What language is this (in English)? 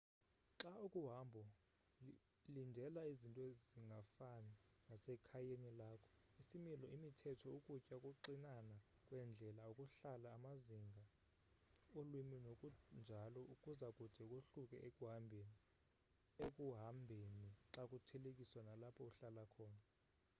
Xhosa